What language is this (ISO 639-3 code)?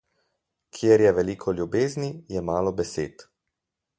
slv